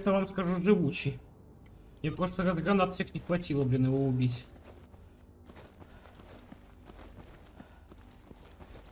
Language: Russian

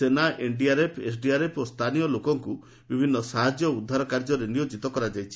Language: Odia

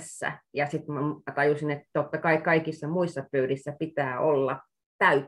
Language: Finnish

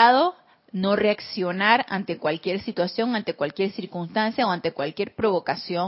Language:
Spanish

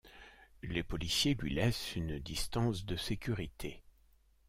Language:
French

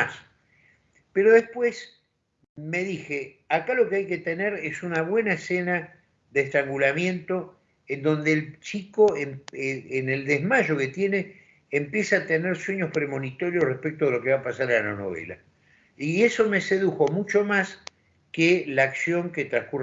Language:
Spanish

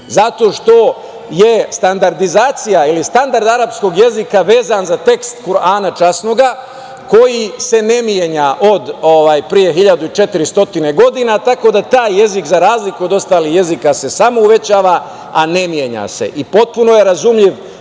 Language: Serbian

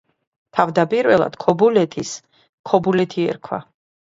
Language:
Georgian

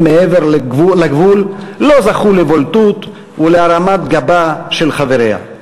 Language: Hebrew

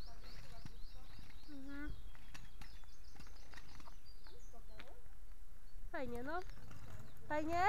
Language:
Polish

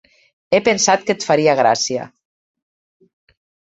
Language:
Catalan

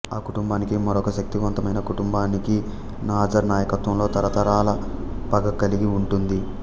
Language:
Telugu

